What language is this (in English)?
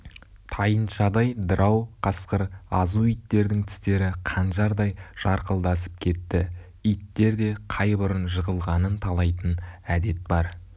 Kazakh